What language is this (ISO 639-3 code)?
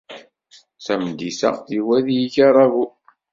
kab